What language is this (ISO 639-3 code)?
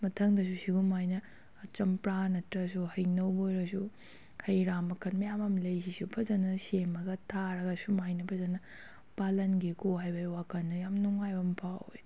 mni